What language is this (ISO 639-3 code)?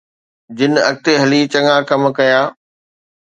snd